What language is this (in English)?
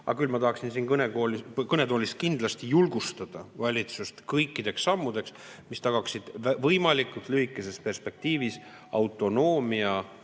Estonian